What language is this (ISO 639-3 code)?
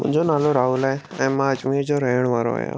snd